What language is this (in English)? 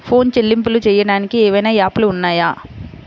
Telugu